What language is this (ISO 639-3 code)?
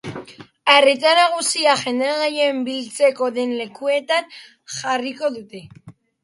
eus